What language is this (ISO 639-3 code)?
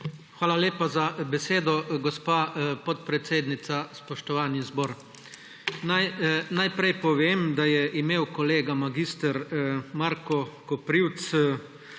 slv